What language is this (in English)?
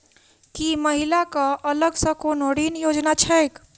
Maithili